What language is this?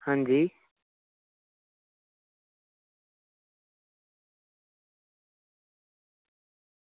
Dogri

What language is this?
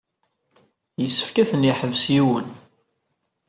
Kabyle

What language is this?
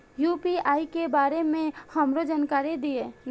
Maithili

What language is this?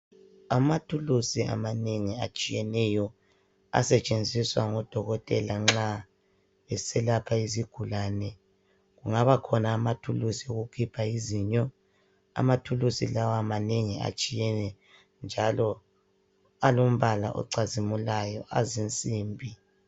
North Ndebele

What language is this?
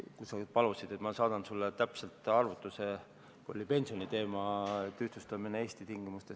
Estonian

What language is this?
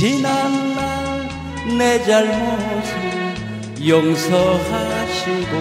Korean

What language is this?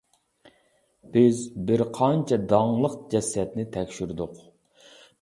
Uyghur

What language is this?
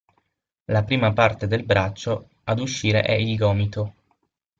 Italian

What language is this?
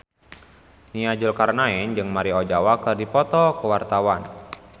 Sundanese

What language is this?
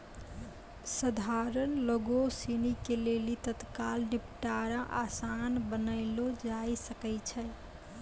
Maithili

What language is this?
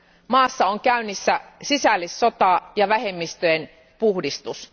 Finnish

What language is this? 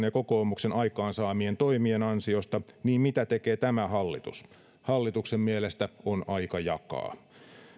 Finnish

